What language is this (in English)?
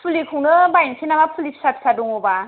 Bodo